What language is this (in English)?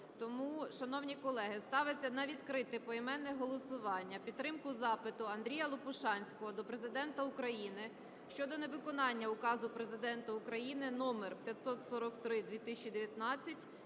Ukrainian